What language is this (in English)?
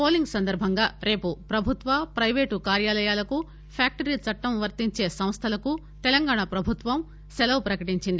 Telugu